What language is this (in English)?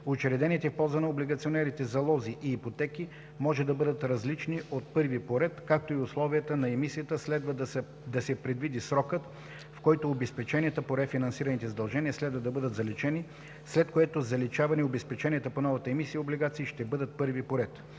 Bulgarian